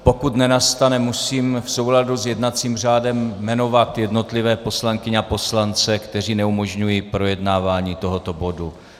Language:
Czech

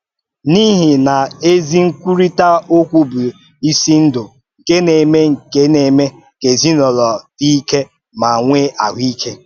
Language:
Igbo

